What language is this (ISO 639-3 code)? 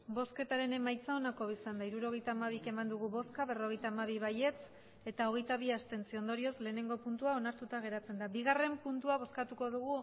eus